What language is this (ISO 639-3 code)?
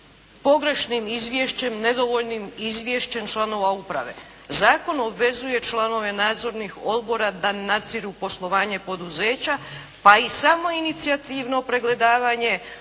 hrv